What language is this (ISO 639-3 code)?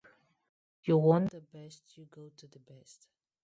eng